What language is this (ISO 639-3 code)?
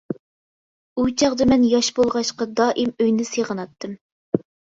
uig